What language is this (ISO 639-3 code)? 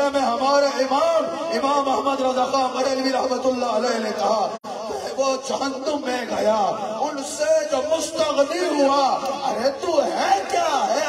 ara